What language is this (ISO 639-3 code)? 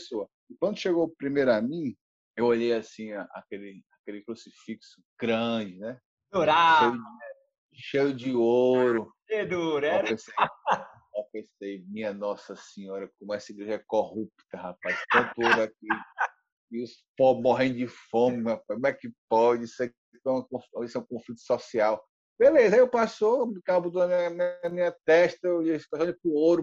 por